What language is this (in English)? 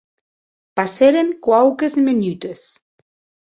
Occitan